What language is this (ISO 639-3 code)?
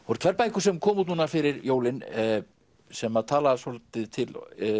isl